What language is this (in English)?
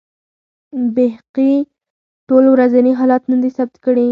Pashto